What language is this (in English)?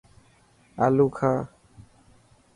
Dhatki